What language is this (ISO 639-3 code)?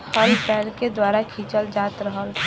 bho